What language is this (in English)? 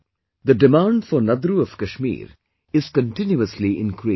English